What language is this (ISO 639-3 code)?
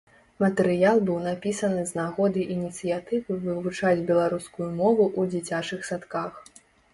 bel